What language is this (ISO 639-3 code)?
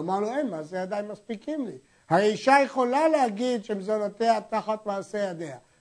heb